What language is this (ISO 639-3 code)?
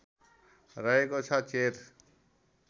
nep